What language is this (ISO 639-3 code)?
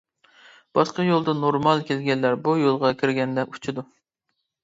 uig